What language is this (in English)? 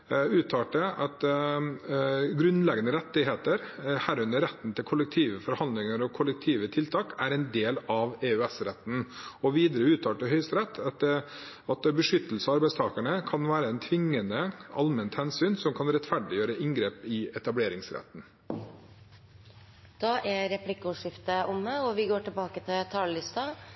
Norwegian Bokmål